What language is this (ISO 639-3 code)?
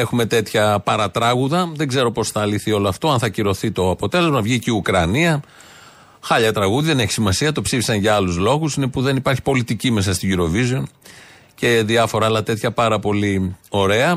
ell